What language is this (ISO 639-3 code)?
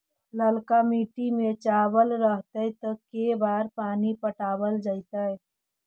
mag